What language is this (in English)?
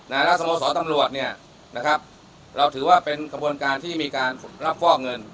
Thai